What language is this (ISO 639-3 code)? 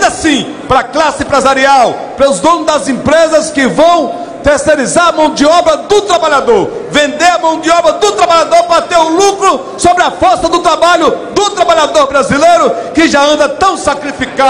por